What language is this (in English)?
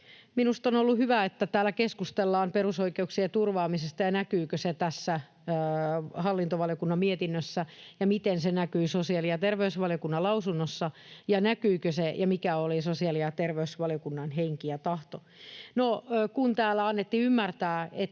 Finnish